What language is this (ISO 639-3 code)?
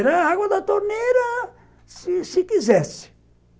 por